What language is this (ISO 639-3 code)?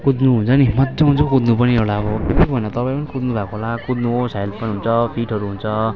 nep